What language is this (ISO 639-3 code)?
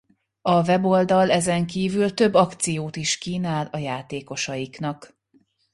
hun